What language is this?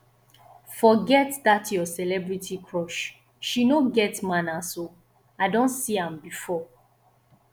Nigerian Pidgin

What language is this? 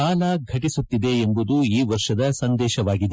Kannada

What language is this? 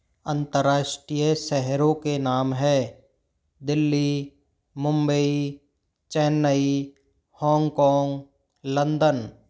Hindi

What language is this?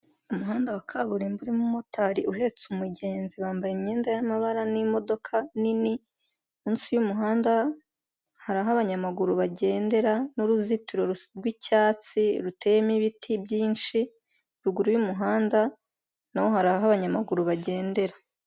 Kinyarwanda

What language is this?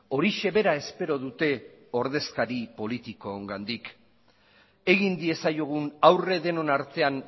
Basque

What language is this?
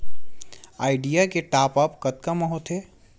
Chhattisgarhi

